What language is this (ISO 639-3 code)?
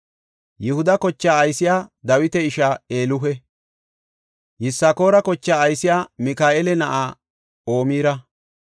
gof